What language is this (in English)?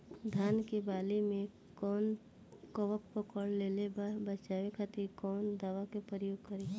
Bhojpuri